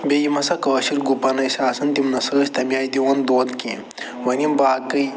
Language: Kashmiri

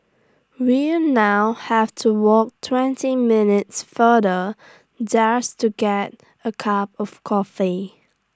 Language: English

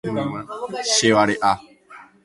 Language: Guarani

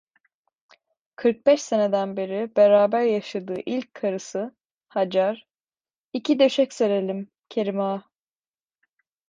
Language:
Turkish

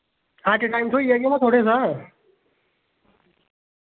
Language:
Dogri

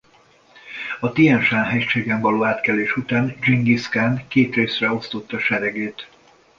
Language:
Hungarian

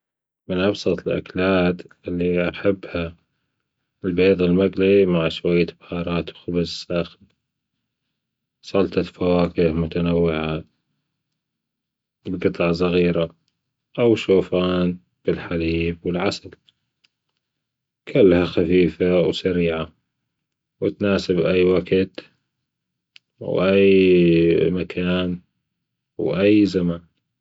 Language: Gulf Arabic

